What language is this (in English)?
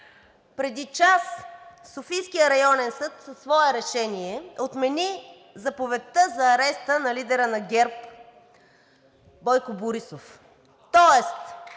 Bulgarian